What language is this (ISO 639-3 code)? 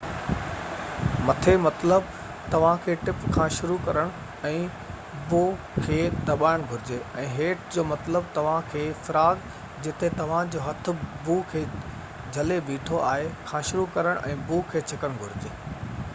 snd